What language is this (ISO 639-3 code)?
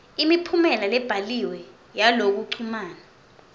ssw